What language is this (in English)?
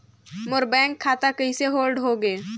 Chhattisgarhi